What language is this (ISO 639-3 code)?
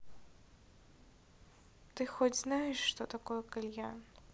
rus